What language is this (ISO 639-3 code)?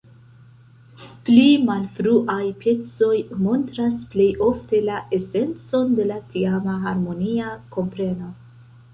epo